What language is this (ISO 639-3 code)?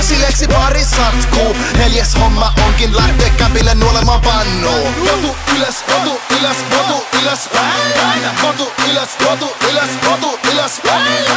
fin